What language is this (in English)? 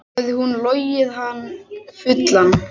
Icelandic